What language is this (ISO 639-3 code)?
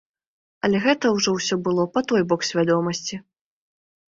bel